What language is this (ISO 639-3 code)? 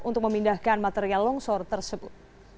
ind